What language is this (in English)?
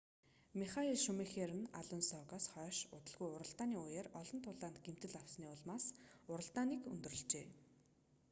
Mongolian